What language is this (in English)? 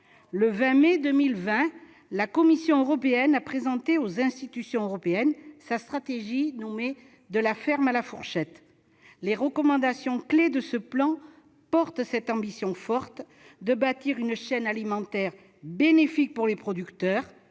French